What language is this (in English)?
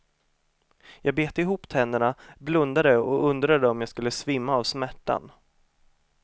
Swedish